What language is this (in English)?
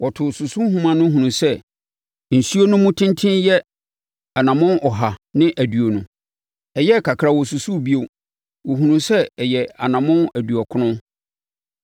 Akan